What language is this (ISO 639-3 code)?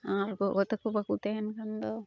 sat